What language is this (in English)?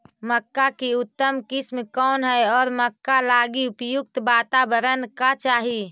Magahi